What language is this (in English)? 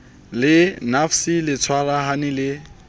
Southern Sotho